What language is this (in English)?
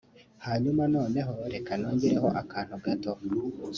Kinyarwanda